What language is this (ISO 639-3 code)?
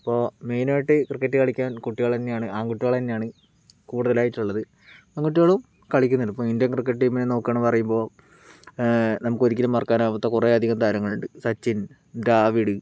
mal